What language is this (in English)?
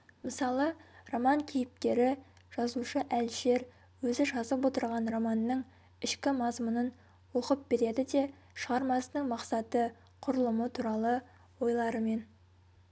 Kazakh